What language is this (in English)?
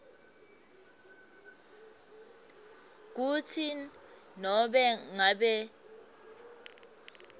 Swati